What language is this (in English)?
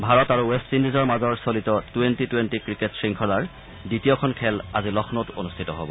Assamese